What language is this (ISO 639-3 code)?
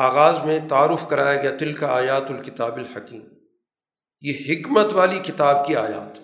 urd